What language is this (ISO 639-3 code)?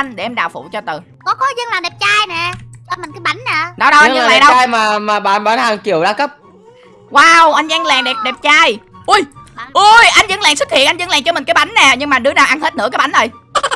vie